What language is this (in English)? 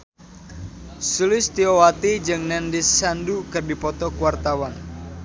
Sundanese